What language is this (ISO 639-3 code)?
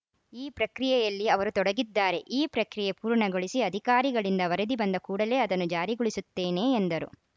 kan